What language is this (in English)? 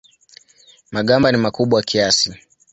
Swahili